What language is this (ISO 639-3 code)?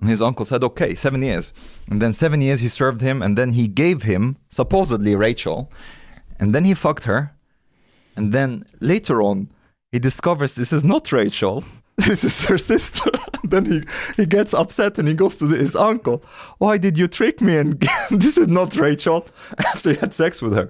swe